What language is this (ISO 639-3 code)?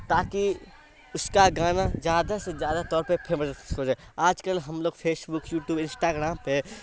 urd